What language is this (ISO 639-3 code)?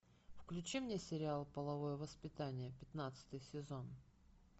rus